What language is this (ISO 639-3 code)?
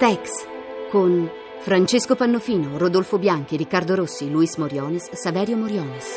ita